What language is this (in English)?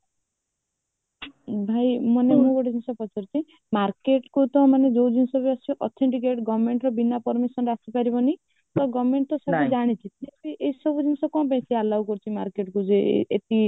Odia